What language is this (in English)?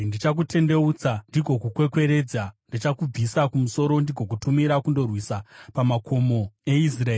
Shona